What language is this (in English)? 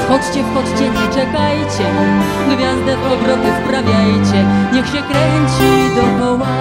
Polish